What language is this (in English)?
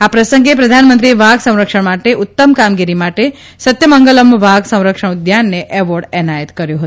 Gujarati